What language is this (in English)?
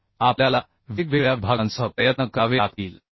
Marathi